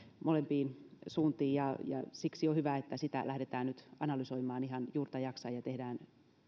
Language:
Finnish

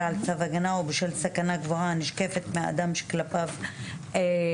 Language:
Hebrew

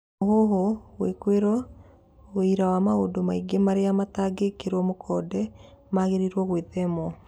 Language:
Kikuyu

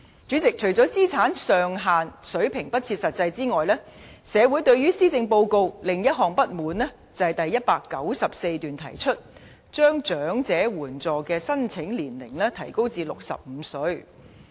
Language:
Cantonese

